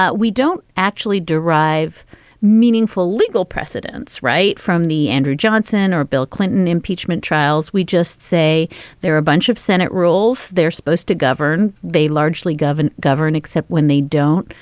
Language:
English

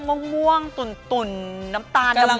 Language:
Thai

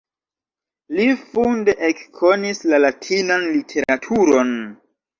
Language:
Esperanto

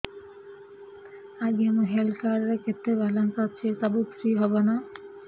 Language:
Odia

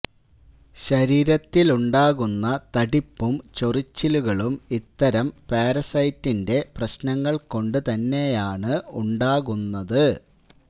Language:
Malayalam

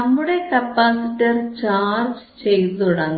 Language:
Malayalam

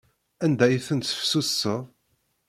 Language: Kabyle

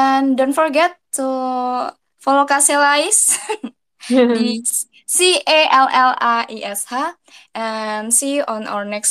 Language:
Indonesian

